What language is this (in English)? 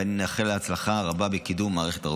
Hebrew